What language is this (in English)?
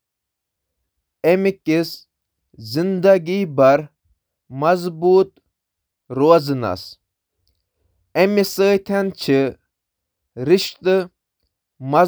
Kashmiri